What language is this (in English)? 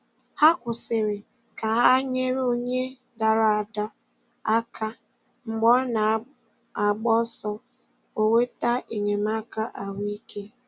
Igbo